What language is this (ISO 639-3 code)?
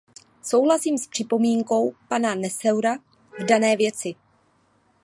ces